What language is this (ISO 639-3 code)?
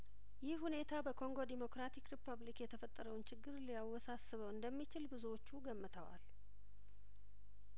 amh